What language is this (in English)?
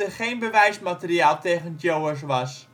Dutch